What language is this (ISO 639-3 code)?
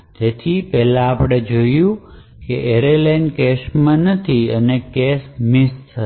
guj